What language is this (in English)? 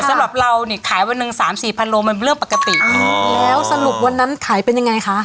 Thai